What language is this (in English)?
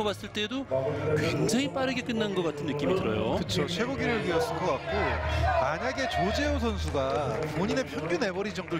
Korean